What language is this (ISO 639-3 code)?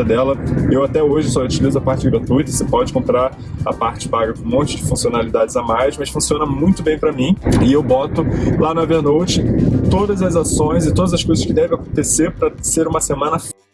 por